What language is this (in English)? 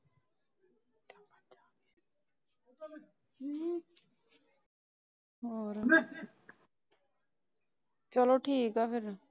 Punjabi